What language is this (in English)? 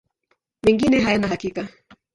Swahili